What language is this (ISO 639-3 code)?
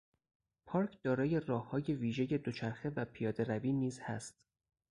fas